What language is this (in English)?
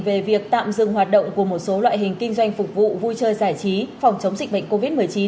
Vietnamese